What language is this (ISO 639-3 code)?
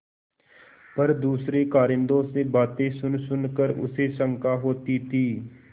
hin